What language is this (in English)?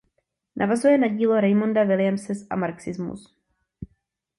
Czech